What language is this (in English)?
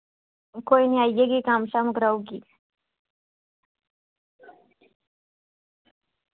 Dogri